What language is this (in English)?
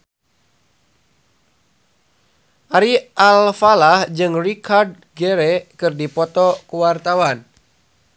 Sundanese